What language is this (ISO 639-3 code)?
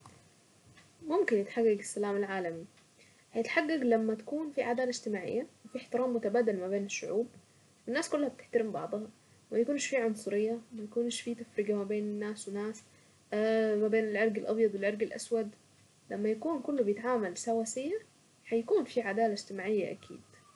aec